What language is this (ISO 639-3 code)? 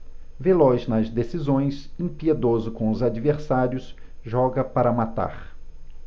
por